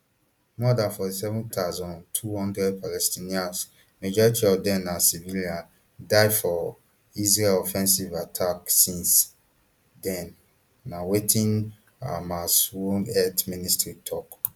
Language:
Nigerian Pidgin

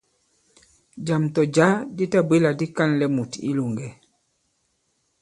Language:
Bankon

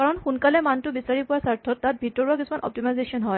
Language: Assamese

